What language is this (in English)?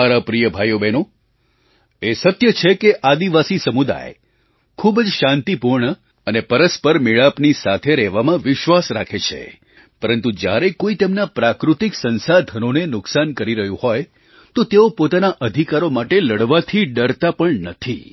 Gujarati